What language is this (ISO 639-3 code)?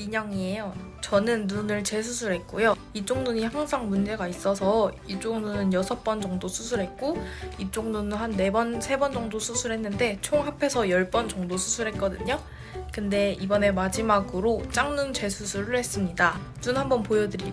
kor